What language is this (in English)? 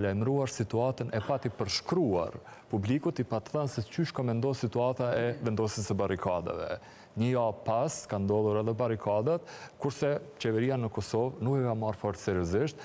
Romanian